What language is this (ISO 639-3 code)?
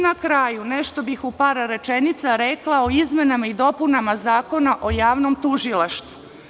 srp